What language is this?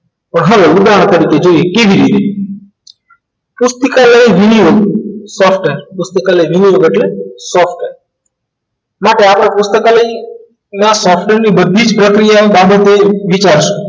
Gujarati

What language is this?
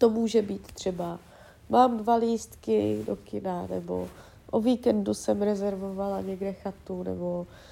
Czech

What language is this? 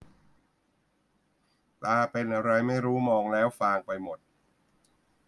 Thai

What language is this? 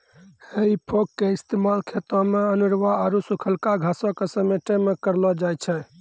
Maithili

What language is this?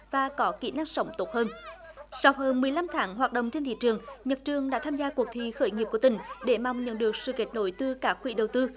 Vietnamese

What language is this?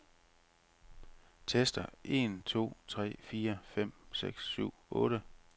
Danish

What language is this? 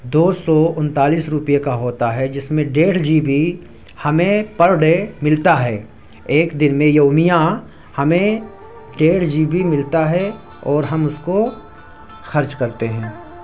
Urdu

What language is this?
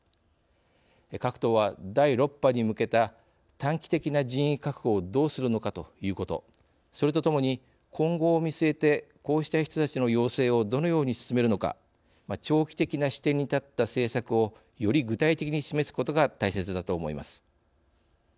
Japanese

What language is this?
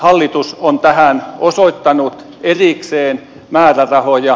Finnish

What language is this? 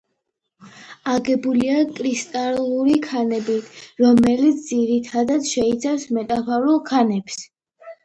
Georgian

